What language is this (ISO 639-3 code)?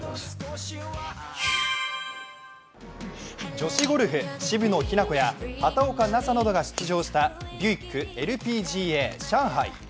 jpn